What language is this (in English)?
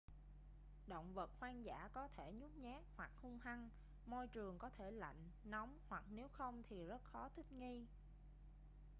Vietnamese